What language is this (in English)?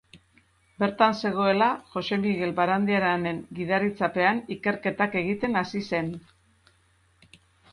Basque